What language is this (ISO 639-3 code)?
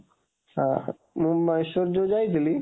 ori